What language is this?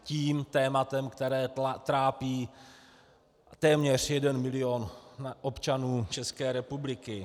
Czech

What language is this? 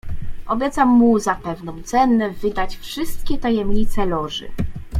Polish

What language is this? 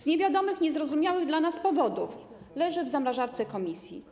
Polish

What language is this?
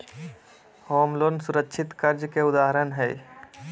Magahi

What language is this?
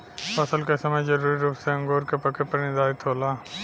Bhojpuri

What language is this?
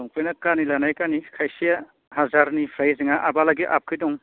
Bodo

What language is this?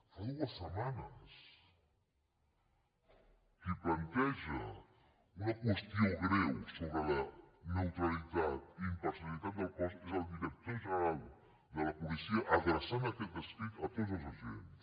Catalan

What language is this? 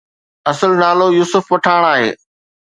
Sindhi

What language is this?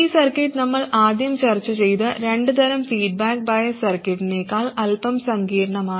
Malayalam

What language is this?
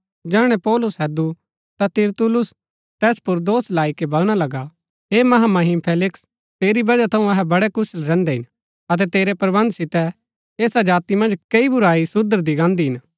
Gaddi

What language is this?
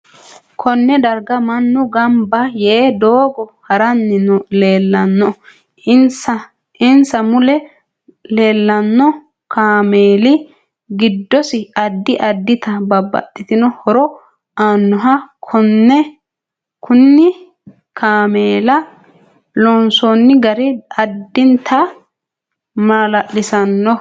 Sidamo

